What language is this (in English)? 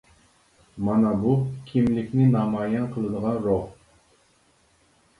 Uyghur